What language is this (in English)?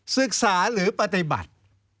Thai